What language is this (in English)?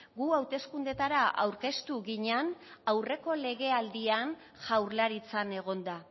Basque